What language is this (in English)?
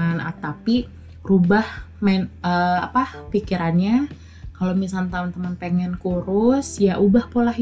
Indonesian